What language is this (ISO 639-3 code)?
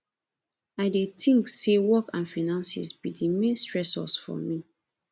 pcm